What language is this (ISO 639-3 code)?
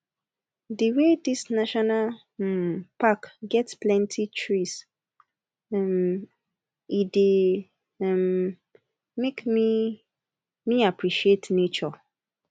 pcm